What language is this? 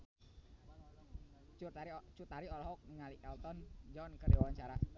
Sundanese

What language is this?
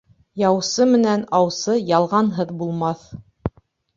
Bashkir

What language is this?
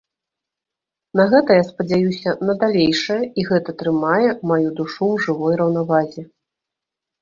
Belarusian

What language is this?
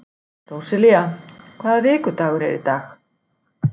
Icelandic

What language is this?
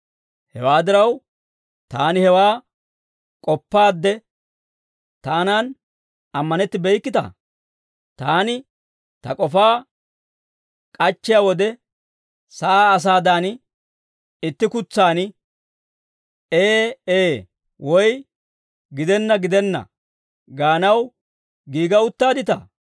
Dawro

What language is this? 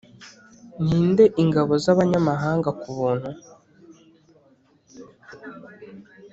Kinyarwanda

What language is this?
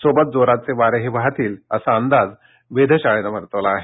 Marathi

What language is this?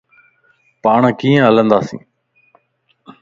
Lasi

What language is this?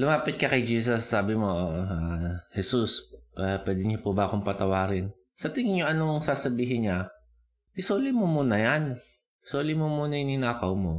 Filipino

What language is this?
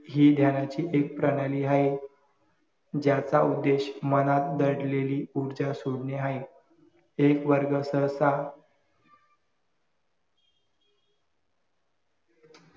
Marathi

